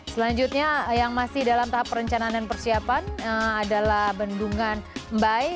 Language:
Indonesian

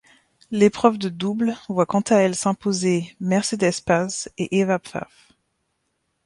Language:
French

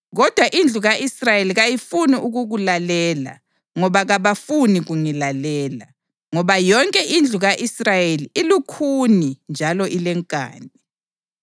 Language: North Ndebele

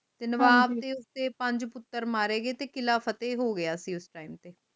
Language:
Punjabi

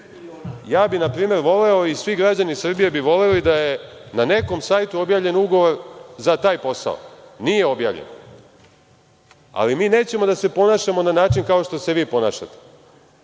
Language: Serbian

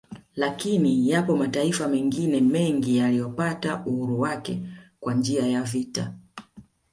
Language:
Swahili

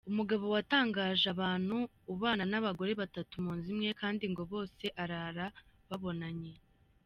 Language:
Kinyarwanda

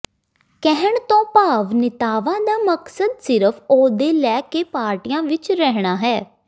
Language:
Punjabi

